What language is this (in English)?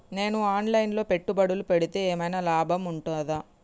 Telugu